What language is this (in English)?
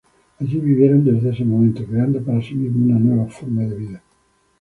Spanish